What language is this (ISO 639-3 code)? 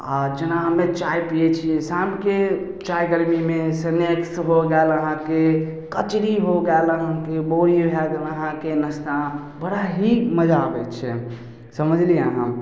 mai